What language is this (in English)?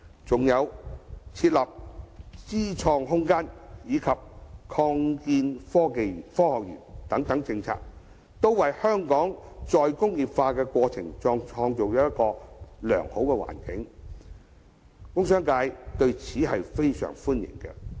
Cantonese